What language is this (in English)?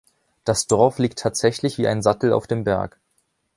German